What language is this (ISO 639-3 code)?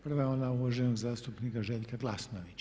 hrv